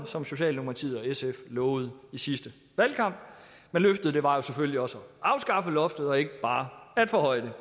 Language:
Danish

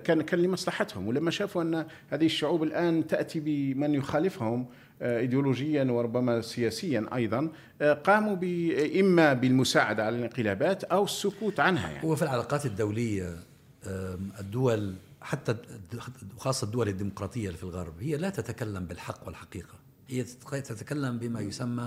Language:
Arabic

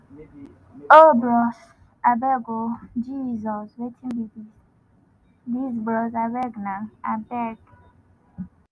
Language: Nigerian Pidgin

